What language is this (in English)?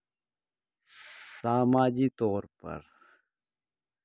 Urdu